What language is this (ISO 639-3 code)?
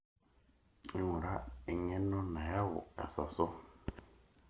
mas